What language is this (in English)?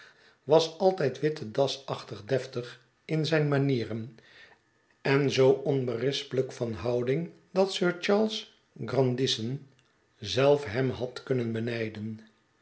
Dutch